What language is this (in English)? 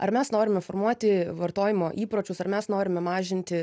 Lithuanian